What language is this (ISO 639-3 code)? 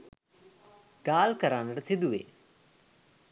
sin